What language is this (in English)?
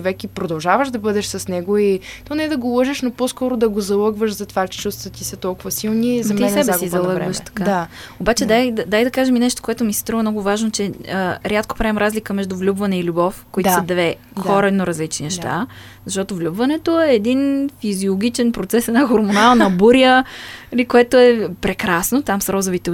Bulgarian